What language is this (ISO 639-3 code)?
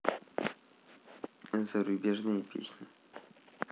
rus